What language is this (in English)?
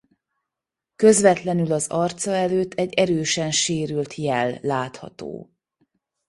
Hungarian